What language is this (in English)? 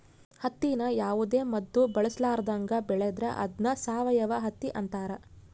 Kannada